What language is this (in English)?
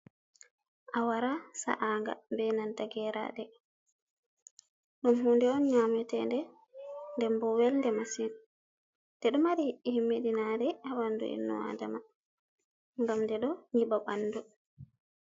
Fula